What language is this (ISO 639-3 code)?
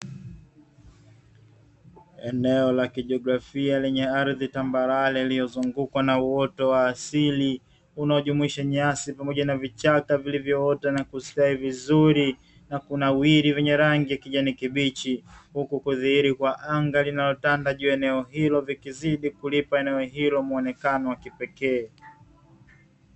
swa